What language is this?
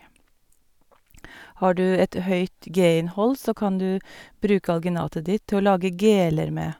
Norwegian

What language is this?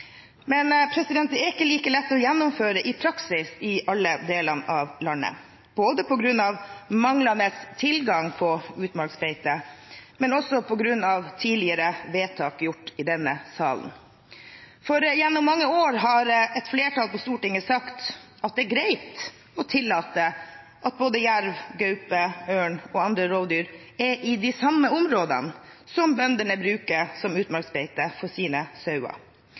Norwegian Bokmål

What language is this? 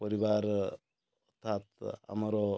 Odia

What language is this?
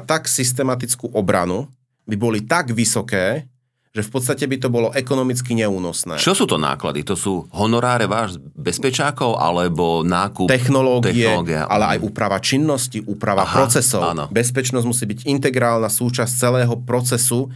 Slovak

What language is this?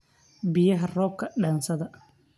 Somali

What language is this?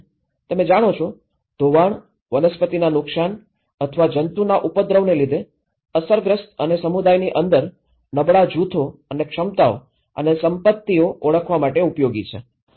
Gujarati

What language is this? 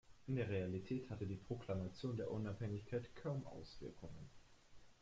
German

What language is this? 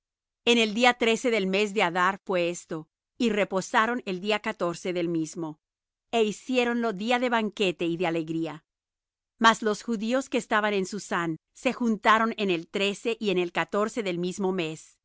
Spanish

